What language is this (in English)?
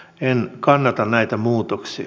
Finnish